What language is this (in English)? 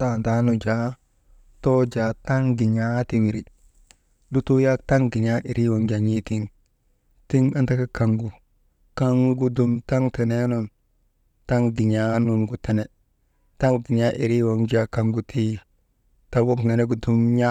Maba